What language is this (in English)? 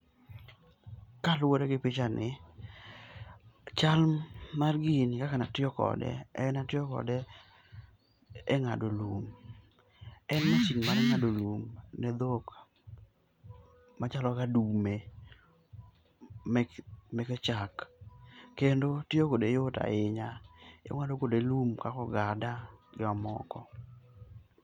Luo (Kenya and Tanzania)